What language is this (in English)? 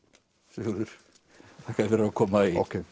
Icelandic